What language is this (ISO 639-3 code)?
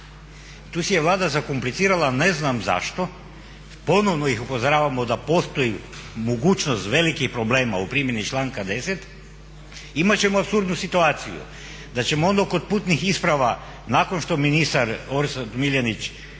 hrv